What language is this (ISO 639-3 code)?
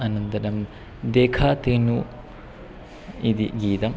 san